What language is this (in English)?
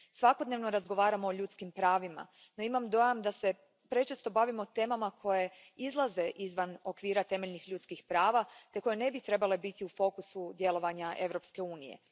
Croatian